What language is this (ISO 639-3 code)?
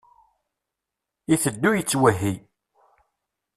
kab